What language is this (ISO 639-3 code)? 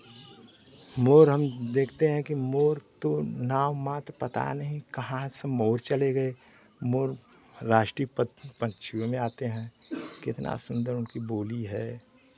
hin